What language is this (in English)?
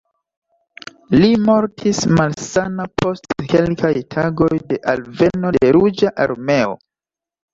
Esperanto